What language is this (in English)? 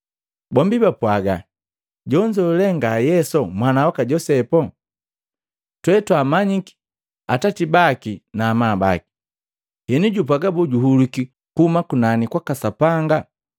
Matengo